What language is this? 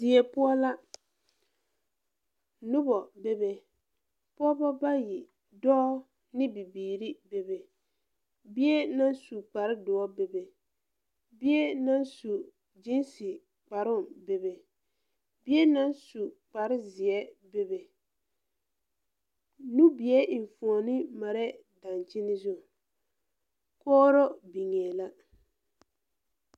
Southern Dagaare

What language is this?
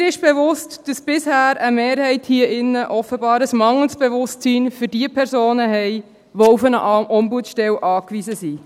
Swiss German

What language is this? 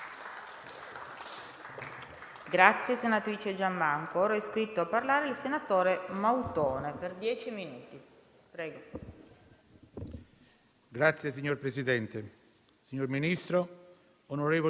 Italian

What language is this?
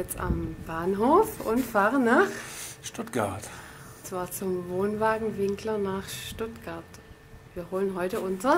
German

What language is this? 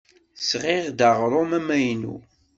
Kabyle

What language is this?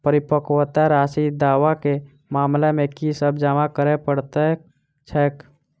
Maithili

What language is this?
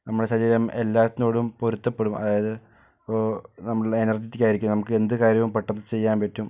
Malayalam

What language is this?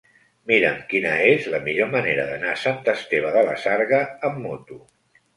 Catalan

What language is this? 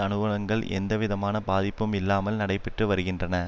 Tamil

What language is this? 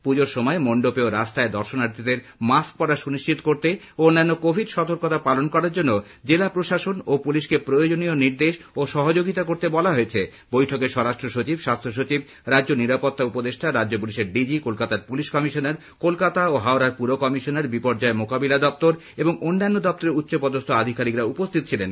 Bangla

